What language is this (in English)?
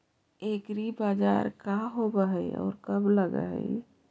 Magahi